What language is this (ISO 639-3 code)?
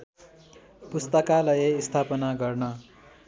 nep